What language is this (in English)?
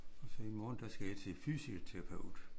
Danish